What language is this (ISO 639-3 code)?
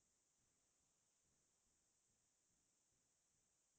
asm